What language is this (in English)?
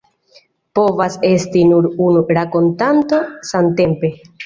Esperanto